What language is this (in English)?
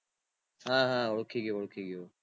Gujarati